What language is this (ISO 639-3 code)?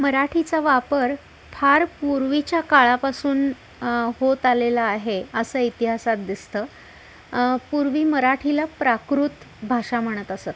mar